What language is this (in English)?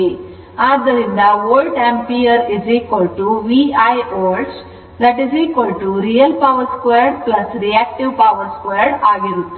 Kannada